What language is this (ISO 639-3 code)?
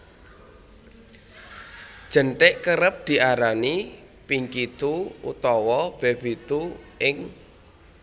jav